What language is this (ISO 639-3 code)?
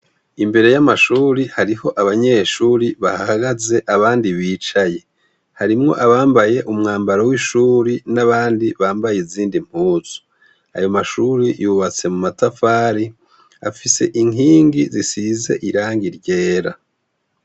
run